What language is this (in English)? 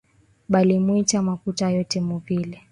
Swahili